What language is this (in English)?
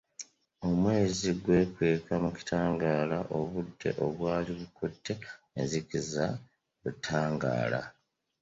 Ganda